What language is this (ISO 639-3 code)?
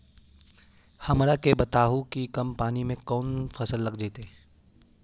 mag